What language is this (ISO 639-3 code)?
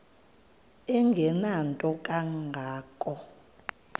xho